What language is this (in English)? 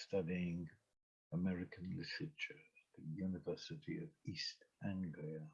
English